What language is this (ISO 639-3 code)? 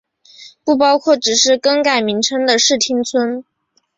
zho